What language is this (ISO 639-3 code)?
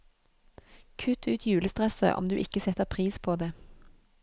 nor